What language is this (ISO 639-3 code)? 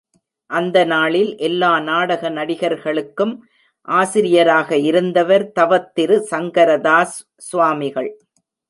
tam